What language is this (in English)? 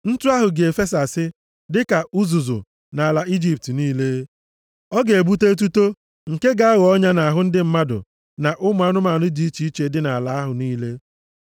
Igbo